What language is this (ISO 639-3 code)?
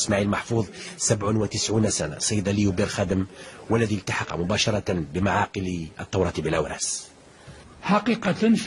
ara